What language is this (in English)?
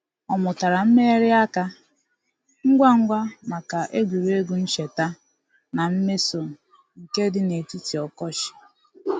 Igbo